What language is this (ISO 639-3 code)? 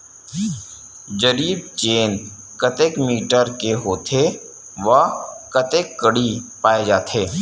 hne